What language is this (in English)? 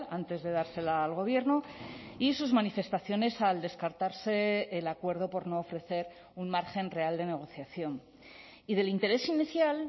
Spanish